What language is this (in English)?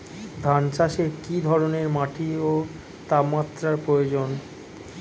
Bangla